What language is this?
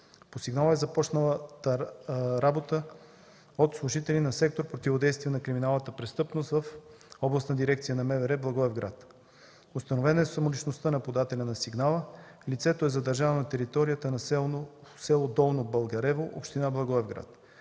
Bulgarian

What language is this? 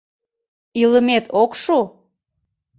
Mari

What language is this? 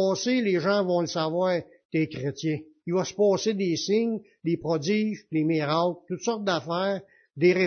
French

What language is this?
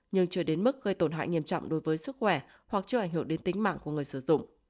Vietnamese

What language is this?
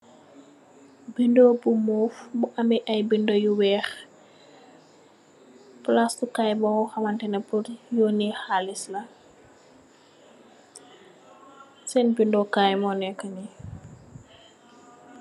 Wolof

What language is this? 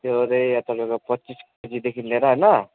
Nepali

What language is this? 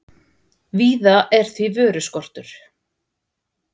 Icelandic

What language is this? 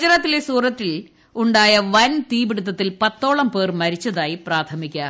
Malayalam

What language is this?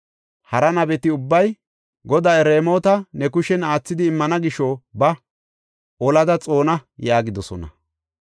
Gofa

